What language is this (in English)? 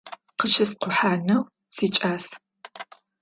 Adyghe